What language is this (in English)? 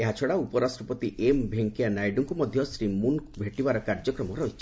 Odia